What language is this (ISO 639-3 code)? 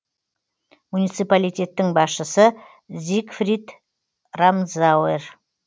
kaz